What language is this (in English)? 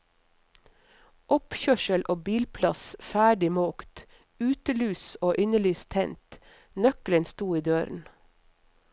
Norwegian